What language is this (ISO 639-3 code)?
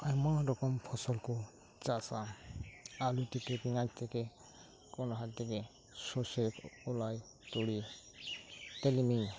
sat